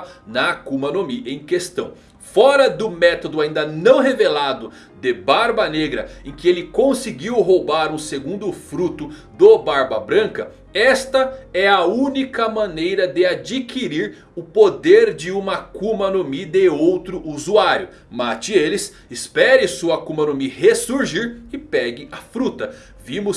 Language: Portuguese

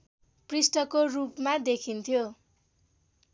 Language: Nepali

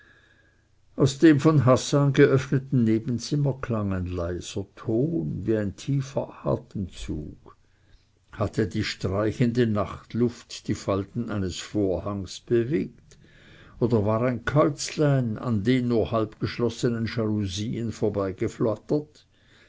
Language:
German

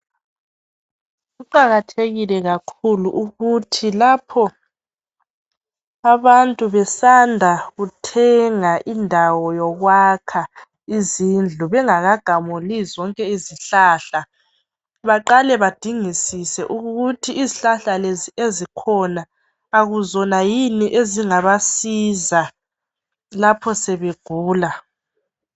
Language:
North Ndebele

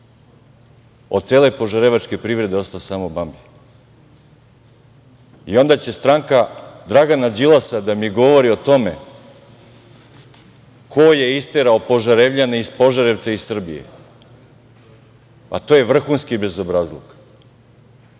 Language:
Serbian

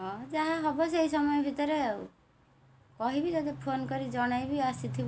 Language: Odia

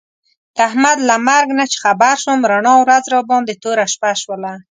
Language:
Pashto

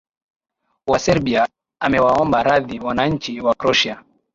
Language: Swahili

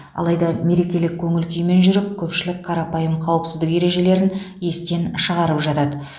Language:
Kazakh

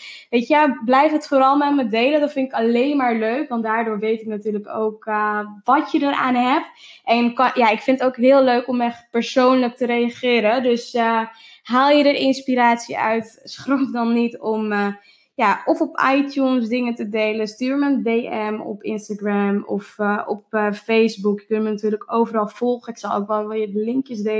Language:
Dutch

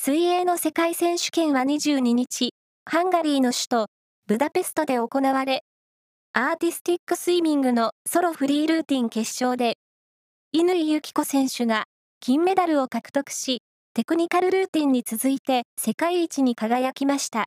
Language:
Japanese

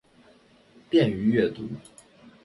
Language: Chinese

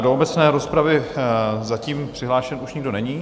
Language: Czech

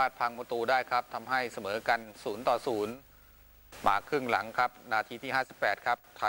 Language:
Thai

